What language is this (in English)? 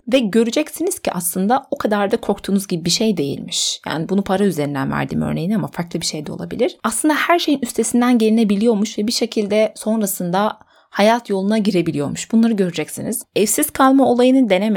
Turkish